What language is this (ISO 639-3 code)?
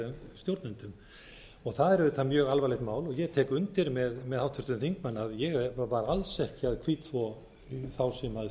isl